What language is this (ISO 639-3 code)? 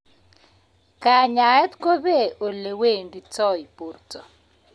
kln